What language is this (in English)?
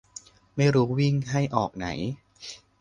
Thai